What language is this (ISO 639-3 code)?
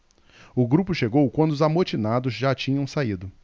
por